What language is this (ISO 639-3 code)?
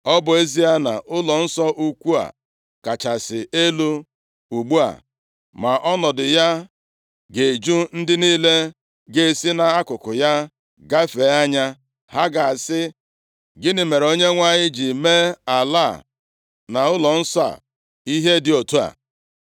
ibo